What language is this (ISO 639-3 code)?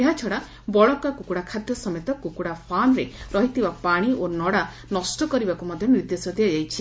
ori